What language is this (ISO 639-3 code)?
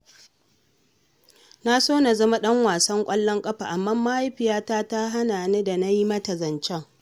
hau